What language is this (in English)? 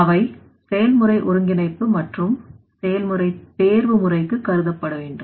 Tamil